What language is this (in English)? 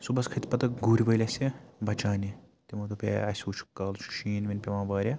Kashmiri